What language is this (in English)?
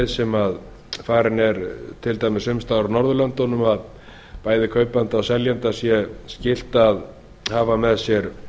Icelandic